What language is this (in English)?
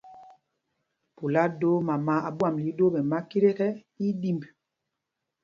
Mpumpong